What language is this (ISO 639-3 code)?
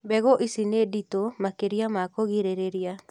kik